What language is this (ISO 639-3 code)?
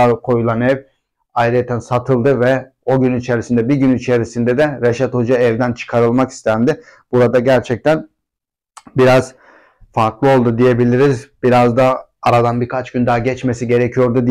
tur